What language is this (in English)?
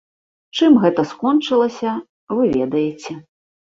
Belarusian